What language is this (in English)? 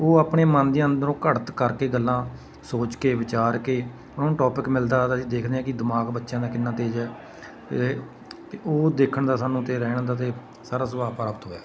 Punjabi